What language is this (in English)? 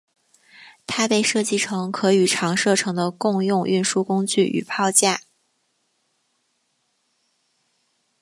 Chinese